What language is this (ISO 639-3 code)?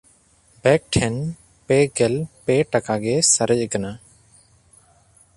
sat